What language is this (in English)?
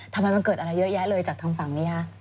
Thai